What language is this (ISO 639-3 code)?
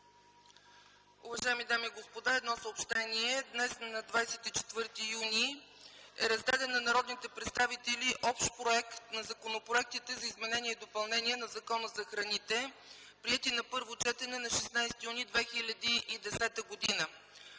bul